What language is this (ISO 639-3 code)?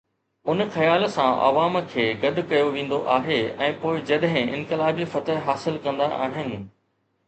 snd